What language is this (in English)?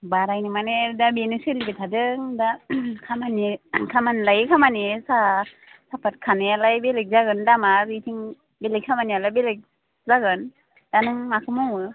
Bodo